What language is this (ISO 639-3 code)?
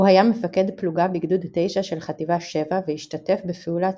heb